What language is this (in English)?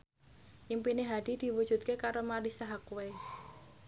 Javanese